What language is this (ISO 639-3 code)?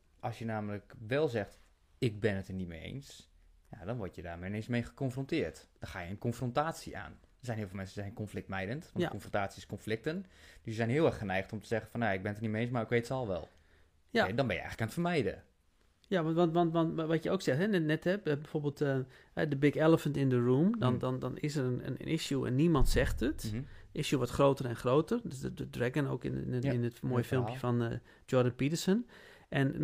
nld